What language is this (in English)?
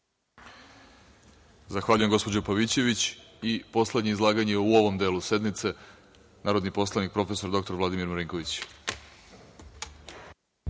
Serbian